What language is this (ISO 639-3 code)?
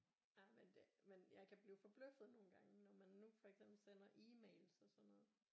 dan